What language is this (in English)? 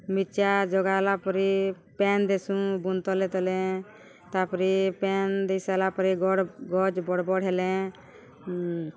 Odia